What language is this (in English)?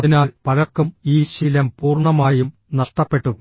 Malayalam